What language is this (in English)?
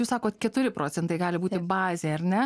Lithuanian